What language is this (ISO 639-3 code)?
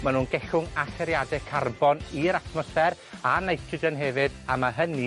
cym